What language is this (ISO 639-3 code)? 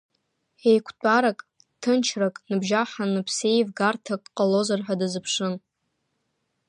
abk